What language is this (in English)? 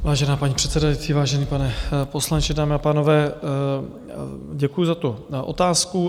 Czech